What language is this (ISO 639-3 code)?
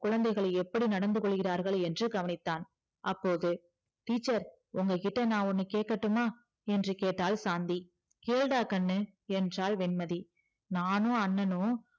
tam